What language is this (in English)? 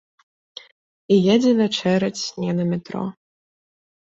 Belarusian